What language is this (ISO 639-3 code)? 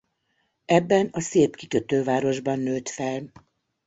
hun